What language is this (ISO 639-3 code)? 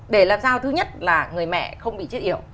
vie